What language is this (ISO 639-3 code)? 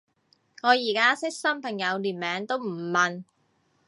yue